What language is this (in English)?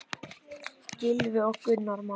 Icelandic